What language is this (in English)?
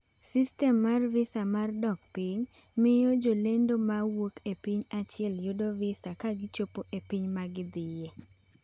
Luo (Kenya and Tanzania)